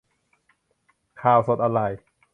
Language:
Thai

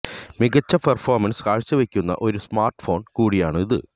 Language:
Malayalam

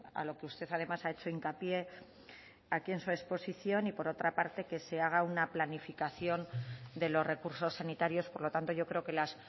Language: Spanish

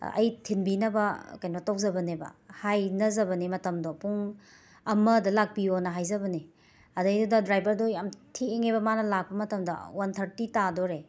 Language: Manipuri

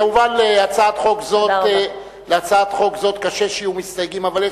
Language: Hebrew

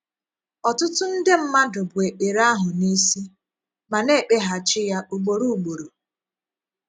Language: Igbo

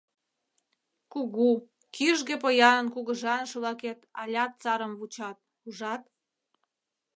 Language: Mari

